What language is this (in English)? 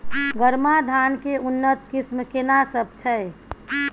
Maithili